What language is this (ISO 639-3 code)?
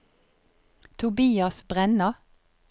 nor